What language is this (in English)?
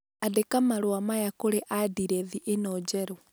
Kikuyu